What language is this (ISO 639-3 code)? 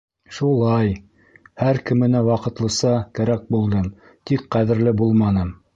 bak